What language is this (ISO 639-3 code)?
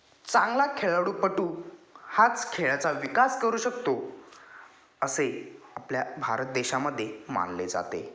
mar